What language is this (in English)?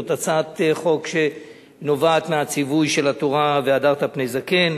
Hebrew